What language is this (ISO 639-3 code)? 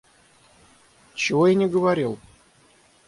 rus